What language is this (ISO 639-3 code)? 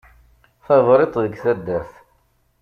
kab